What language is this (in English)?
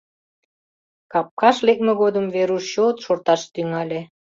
Mari